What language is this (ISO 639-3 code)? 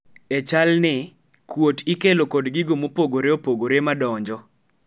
luo